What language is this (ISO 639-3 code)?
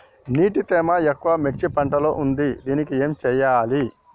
tel